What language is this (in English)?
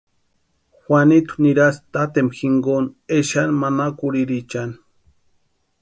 Western Highland Purepecha